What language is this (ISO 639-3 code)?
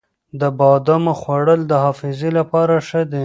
pus